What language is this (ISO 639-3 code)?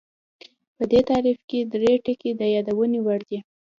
pus